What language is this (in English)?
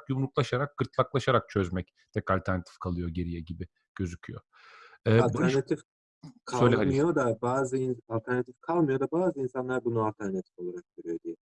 Turkish